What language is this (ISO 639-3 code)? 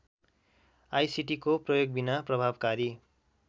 nep